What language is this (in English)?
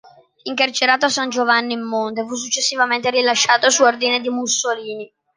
Italian